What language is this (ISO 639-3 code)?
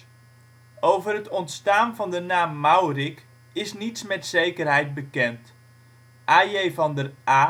nld